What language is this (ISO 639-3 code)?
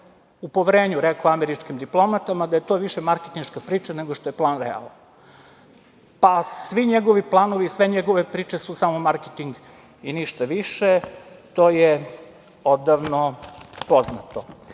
srp